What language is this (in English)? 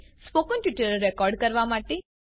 Gujarati